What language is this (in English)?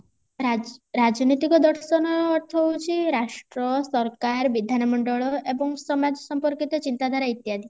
Odia